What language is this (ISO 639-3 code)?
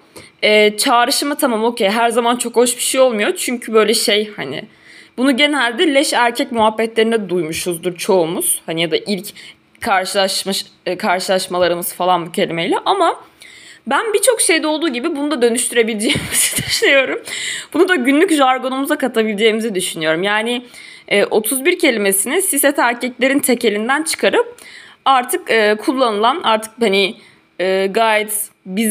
tur